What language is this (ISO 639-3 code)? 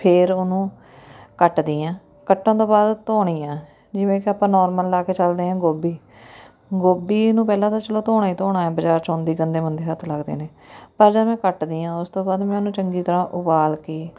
pan